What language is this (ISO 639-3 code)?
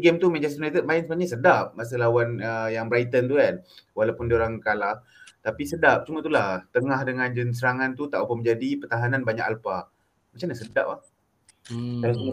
msa